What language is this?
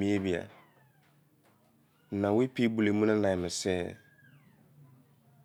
Izon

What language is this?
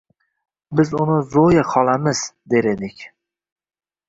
Uzbek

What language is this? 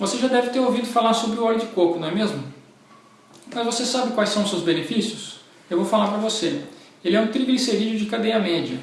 Portuguese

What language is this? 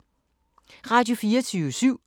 Danish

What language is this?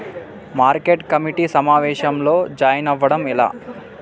Telugu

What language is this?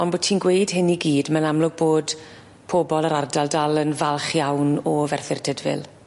Welsh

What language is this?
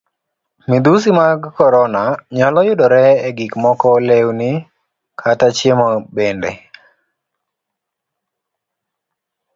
Luo (Kenya and Tanzania)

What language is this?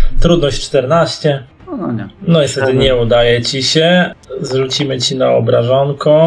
Polish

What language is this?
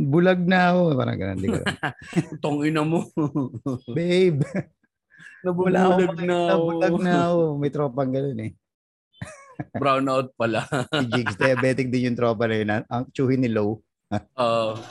Filipino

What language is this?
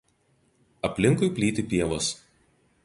Lithuanian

